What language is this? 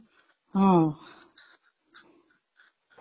Odia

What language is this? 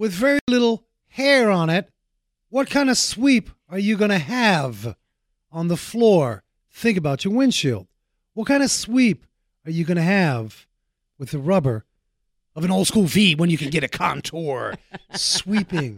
English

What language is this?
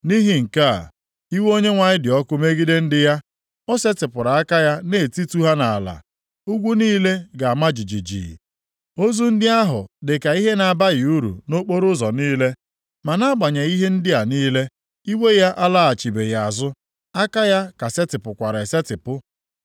Igbo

